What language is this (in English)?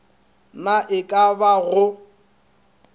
Northern Sotho